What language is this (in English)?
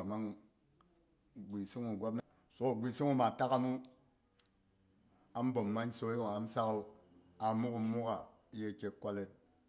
Boghom